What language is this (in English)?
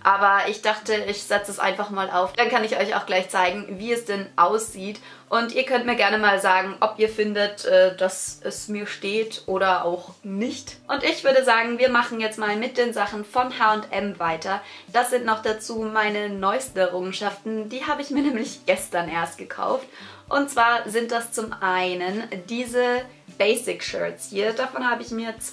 German